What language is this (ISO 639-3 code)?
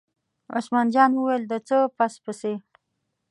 pus